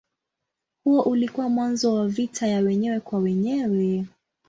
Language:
Swahili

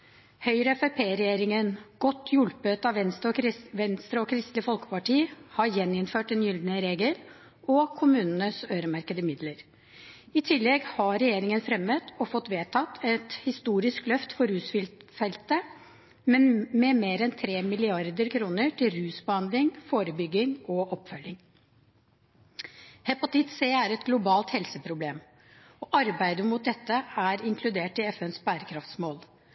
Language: Norwegian Bokmål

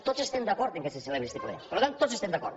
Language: Catalan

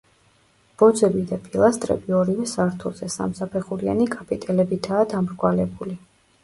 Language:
Georgian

